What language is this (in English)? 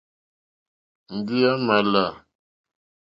Mokpwe